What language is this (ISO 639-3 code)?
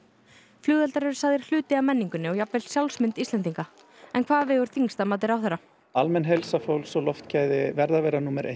isl